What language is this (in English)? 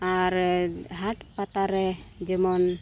Santali